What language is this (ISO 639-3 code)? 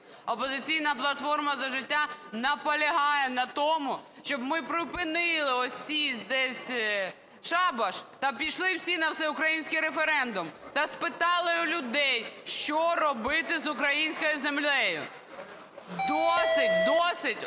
ukr